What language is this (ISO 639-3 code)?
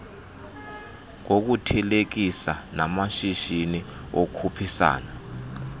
xho